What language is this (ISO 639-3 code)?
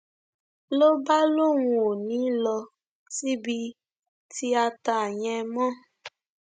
yor